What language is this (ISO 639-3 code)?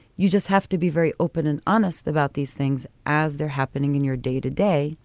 eng